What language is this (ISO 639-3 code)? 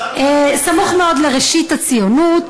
heb